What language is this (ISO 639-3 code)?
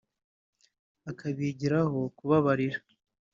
kin